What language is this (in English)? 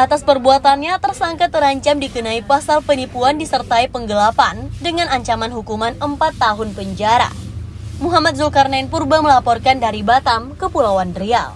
Indonesian